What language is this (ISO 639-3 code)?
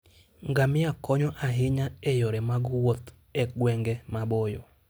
luo